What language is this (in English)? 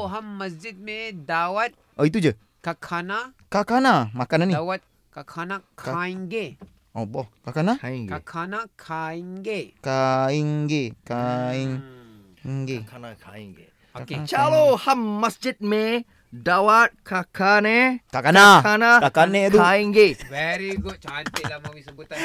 Malay